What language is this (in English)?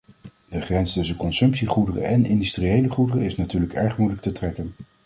Dutch